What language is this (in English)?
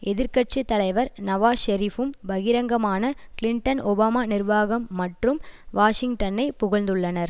Tamil